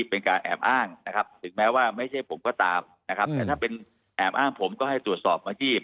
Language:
Thai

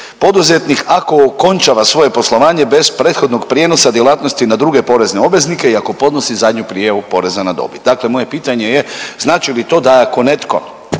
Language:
Croatian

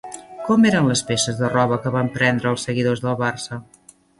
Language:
Catalan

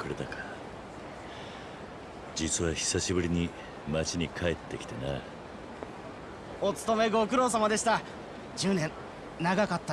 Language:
Japanese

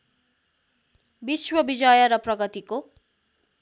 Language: Nepali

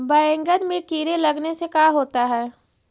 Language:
Magahi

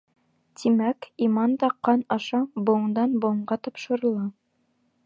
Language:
Bashkir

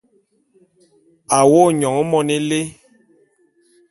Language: Bulu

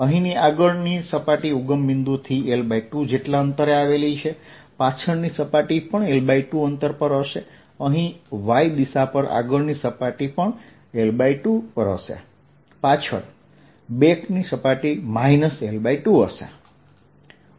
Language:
Gujarati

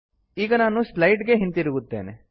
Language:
Kannada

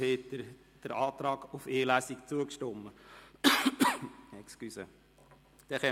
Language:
Swiss German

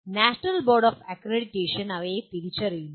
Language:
Malayalam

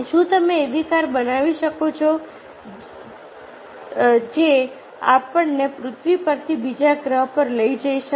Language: Gujarati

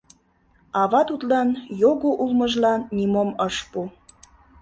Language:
Mari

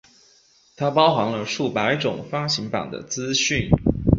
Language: Chinese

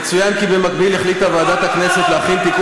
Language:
Hebrew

